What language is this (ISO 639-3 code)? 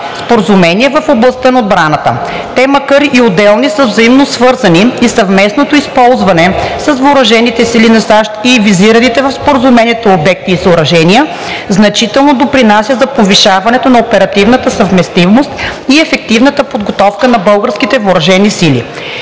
bul